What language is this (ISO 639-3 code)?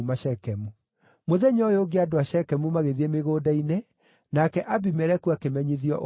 kik